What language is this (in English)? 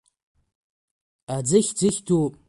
Abkhazian